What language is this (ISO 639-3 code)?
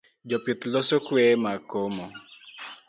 luo